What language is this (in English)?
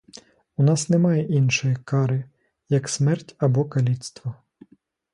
Ukrainian